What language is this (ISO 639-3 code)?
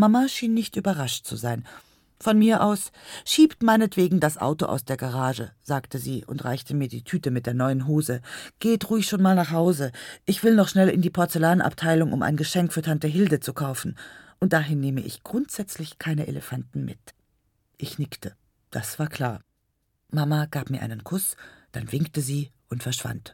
deu